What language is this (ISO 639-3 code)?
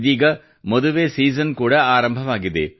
kan